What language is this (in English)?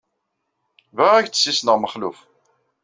Kabyle